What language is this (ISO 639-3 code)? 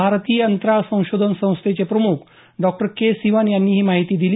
mar